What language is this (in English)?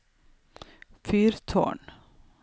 Norwegian